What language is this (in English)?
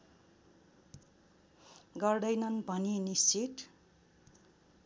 Nepali